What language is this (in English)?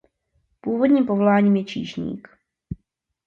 Czech